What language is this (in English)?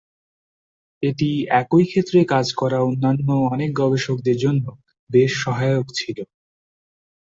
Bangla